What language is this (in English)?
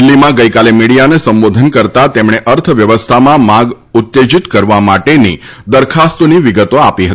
Gujarati